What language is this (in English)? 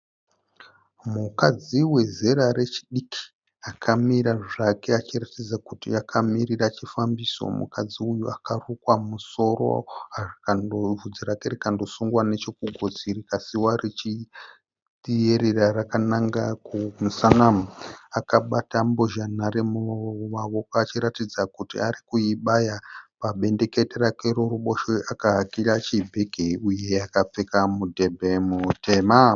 Shona